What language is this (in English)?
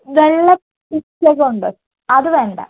Malayalam